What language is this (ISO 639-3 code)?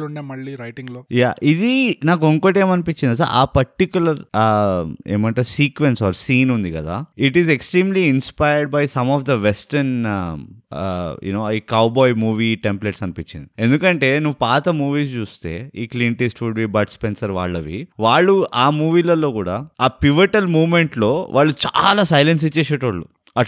tel